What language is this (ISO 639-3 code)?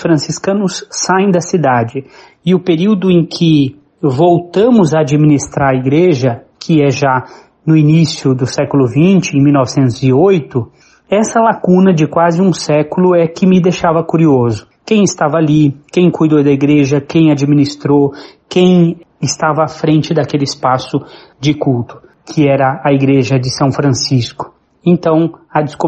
por